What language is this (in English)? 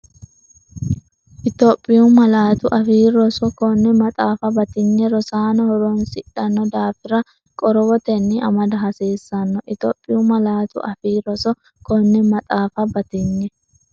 Sidamo